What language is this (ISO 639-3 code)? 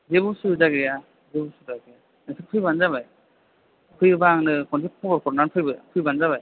brx